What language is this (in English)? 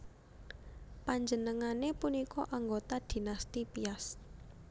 Javanese